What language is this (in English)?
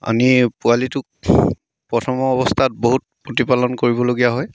Assamese